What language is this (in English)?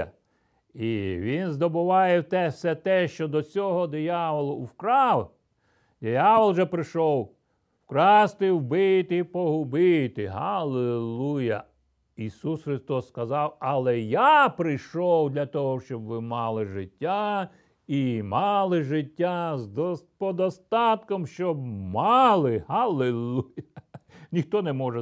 Ukrainian